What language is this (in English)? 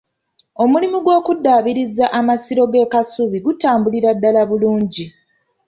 Ganda